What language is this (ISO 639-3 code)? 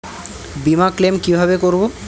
ben